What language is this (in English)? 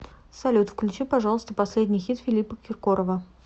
Russian